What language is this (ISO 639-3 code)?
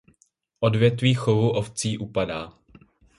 ces